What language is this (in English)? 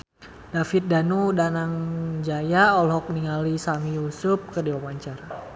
Sundanese